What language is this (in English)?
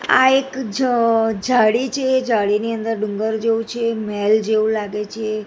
Gujarati